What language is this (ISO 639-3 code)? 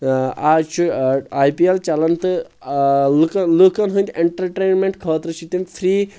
kas